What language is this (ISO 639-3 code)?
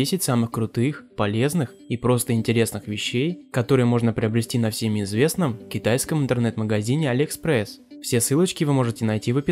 rus